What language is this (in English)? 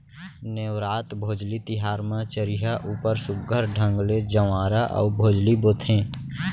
Chhattisgarhi